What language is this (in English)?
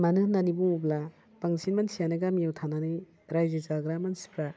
Bodo